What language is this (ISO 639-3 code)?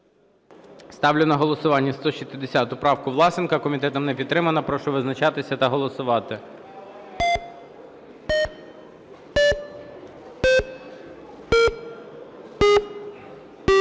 ukr